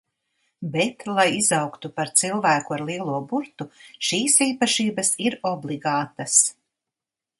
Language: Latvian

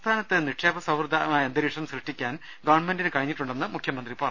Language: Malayalam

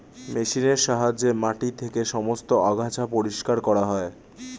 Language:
Bangla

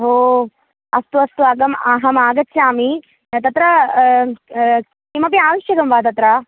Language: Sanskrit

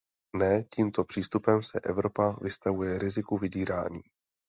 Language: Czech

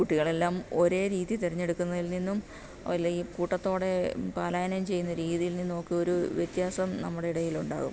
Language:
Malayalam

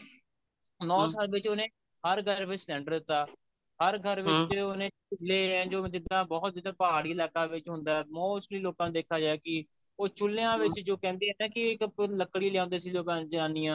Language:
Punjabi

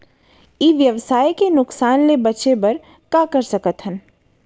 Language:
Chhattisgarhi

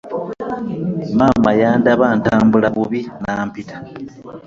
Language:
Ganda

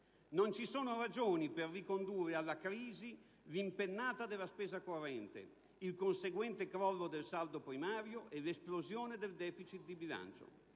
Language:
Italian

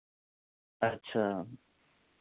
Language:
Dogri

